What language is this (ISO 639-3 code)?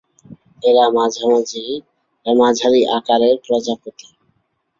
ben